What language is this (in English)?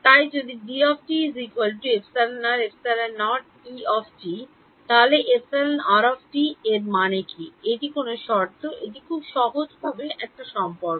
Bangla